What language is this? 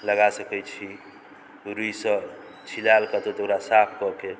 Maithili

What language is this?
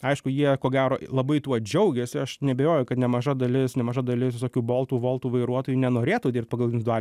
Lithuanian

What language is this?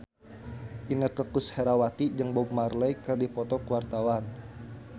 Sundanese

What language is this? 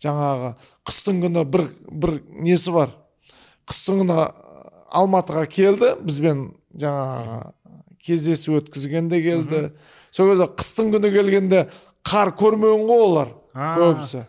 Turkish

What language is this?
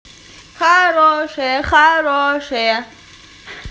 Russian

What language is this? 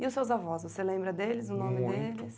Portuguese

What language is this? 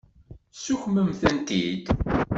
Kabyle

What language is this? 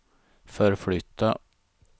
Swedish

